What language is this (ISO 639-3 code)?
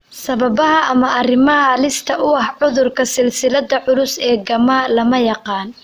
som